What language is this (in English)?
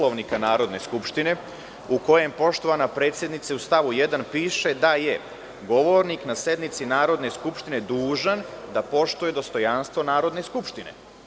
Serbian